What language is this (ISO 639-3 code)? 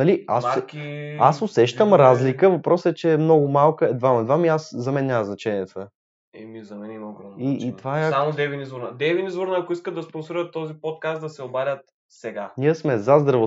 bul